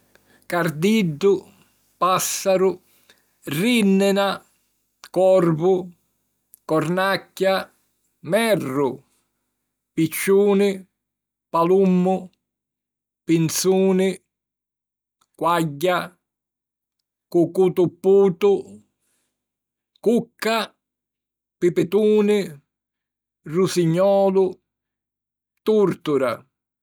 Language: Sicilian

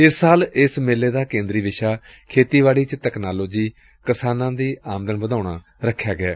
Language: Punjabi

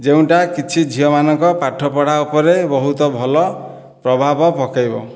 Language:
Odia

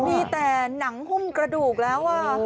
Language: Thai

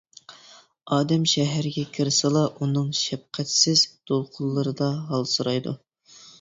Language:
Uyghur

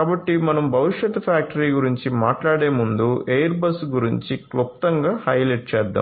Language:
Telugu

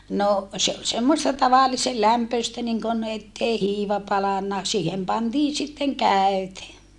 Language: Finnish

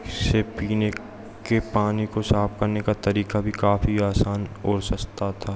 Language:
Hindi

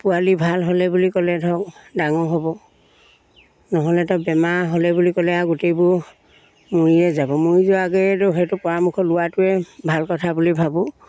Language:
Assamese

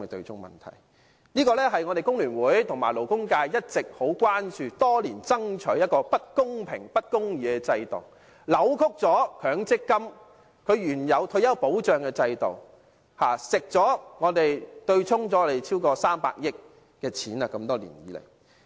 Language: Cantonese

